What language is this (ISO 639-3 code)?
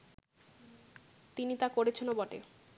ben